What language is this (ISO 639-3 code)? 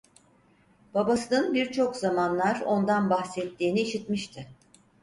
tur